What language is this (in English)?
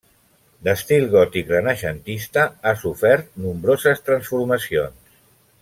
Catalan